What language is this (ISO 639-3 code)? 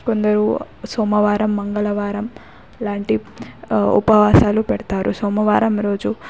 tel